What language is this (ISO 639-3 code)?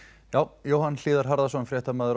isl